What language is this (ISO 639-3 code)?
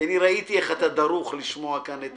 heb